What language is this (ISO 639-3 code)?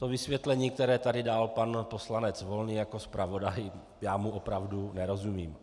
ces